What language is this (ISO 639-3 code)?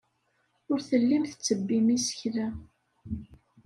kab